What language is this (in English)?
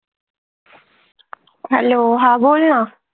Marathi